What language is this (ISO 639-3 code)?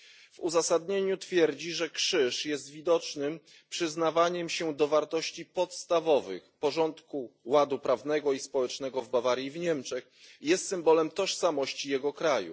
pol